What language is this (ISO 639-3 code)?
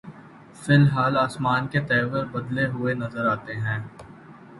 urd